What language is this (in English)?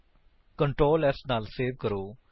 Punjabi